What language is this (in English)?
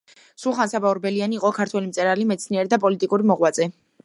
Georgian